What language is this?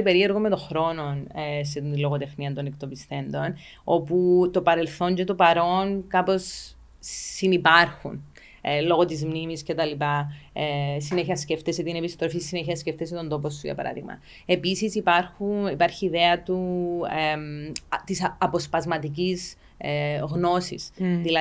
Greek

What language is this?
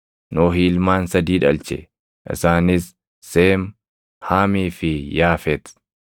Oromo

